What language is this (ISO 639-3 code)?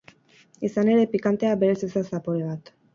eus